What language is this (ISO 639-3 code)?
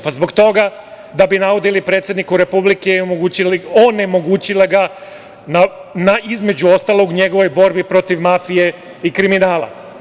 srp